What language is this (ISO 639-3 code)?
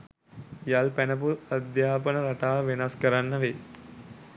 sin